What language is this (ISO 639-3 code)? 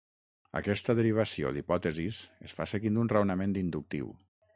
cat